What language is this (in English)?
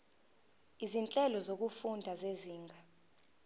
Zulu